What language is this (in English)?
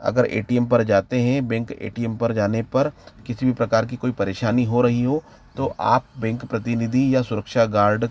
Hindi